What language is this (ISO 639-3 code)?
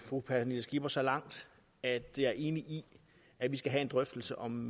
dan